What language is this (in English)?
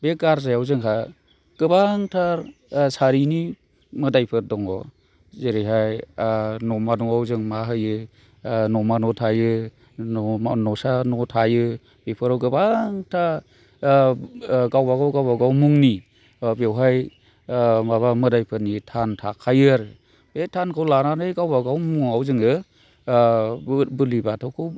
Bodo